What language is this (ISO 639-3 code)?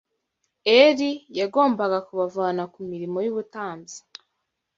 kin